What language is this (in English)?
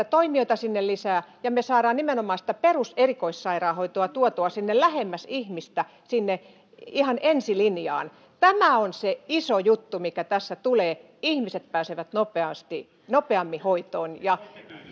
Finnish